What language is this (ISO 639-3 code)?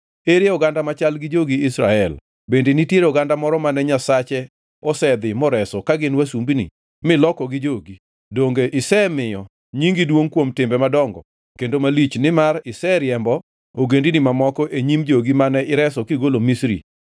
luo